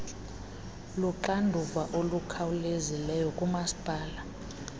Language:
Xhosa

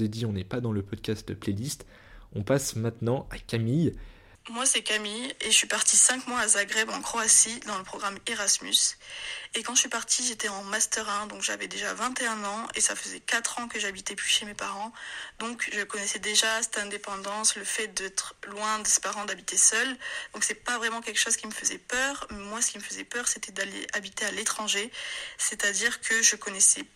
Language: French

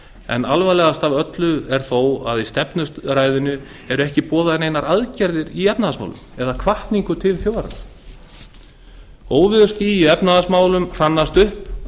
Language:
Icelandic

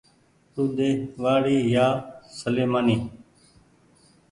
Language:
Goaria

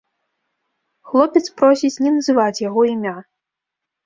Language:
Belarusian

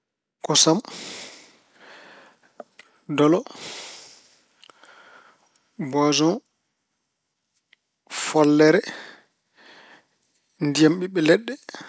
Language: Fula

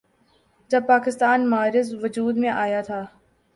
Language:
Urdu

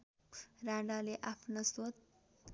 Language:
Nepali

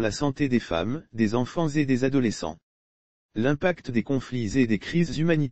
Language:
French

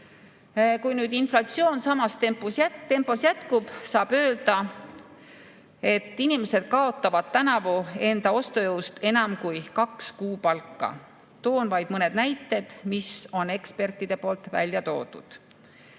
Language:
Estonian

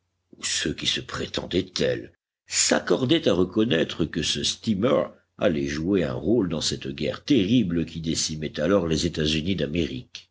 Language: French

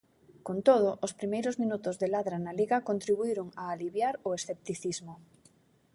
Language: Galician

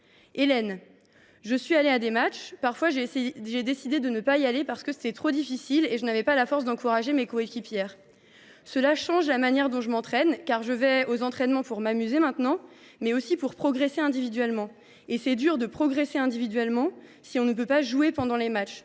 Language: French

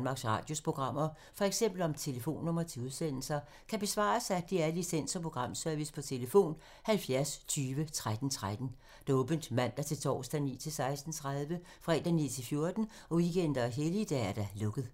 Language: Danish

